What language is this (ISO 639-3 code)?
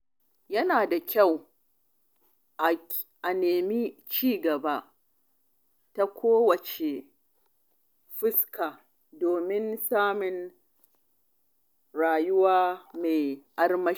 hau